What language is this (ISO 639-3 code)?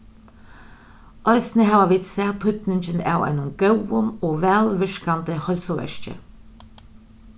fao